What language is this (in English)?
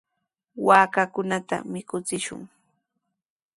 Sihuas Ancash Quechua